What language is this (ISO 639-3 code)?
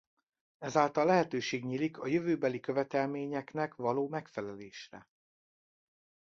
hun